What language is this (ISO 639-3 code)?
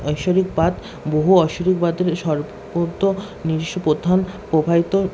ben